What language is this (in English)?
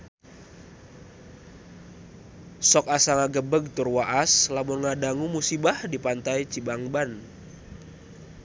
Sundanese